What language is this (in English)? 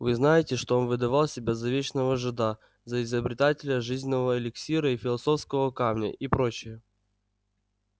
Russian